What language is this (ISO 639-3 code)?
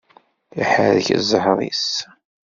kab